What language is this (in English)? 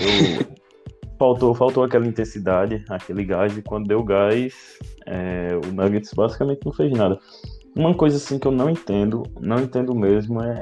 Portuguese